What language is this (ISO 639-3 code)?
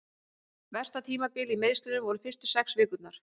isl